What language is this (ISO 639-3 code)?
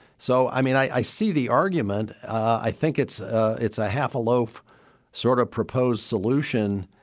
eng